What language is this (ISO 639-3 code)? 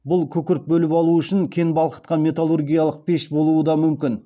kaz